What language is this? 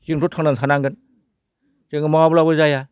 Bodo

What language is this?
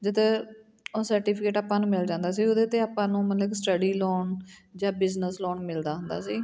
Punjabi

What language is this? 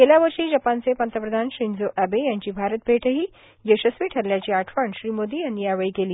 Marathi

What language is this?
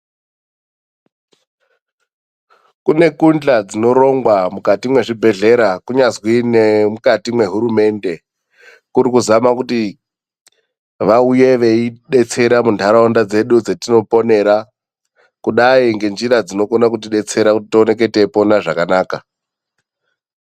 Ndau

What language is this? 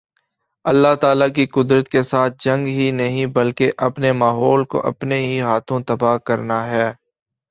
Urdu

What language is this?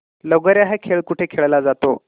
Marathi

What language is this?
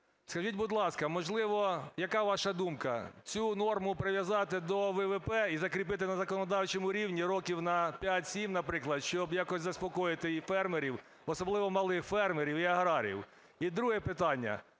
Ukrainian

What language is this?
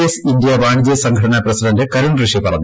Malayalam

